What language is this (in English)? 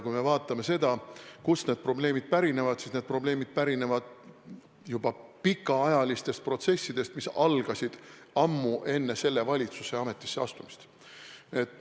Estonian